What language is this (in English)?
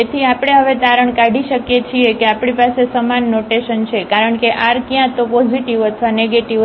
Gujarati